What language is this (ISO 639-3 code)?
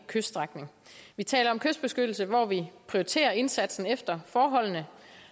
dan